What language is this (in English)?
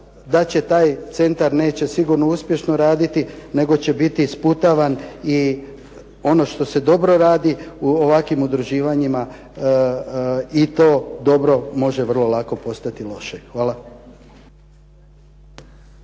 Croatian